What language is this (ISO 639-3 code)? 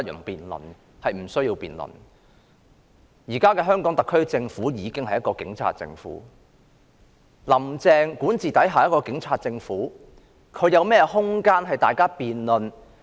yue